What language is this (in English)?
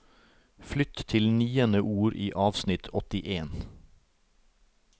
Norwegian